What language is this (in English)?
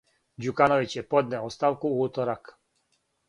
Serbian